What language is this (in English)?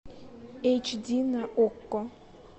Russian